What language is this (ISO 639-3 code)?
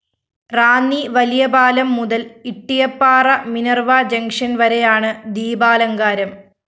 mal